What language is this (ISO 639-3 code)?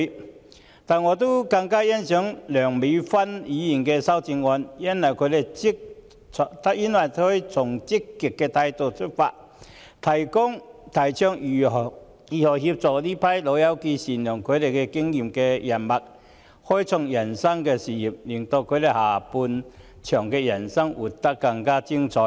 yue